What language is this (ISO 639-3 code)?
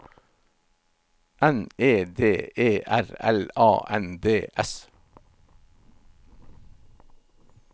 nor